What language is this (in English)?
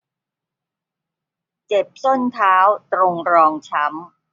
Thai